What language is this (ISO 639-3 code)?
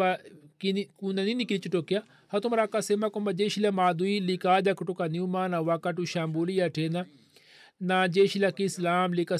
swa